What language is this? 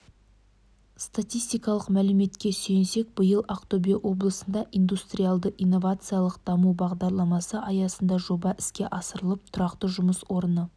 Kazakh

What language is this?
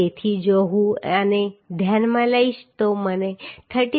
Gujarati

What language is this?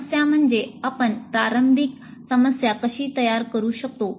Marathi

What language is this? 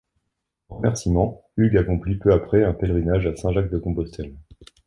French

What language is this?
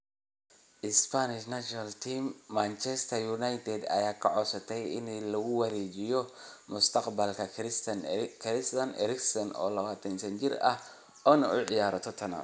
Somali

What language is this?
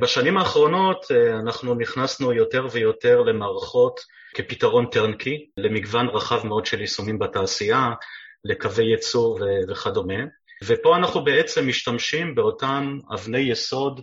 Hebrew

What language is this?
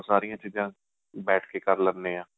Punjabi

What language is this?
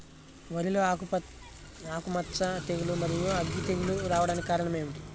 Telugu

